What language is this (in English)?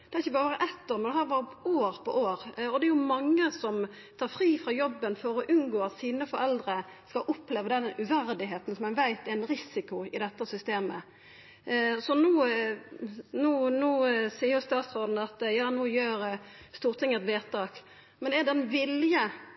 Norwegian Nynorsk